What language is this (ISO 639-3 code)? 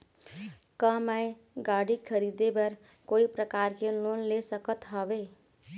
hne